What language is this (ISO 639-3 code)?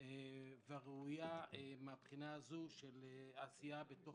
heb